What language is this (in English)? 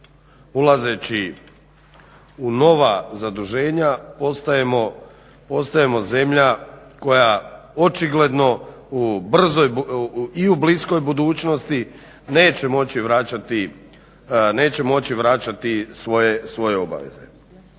Croatian